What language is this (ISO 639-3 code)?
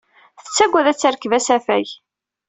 kab